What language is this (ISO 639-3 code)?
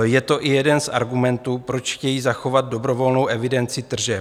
ces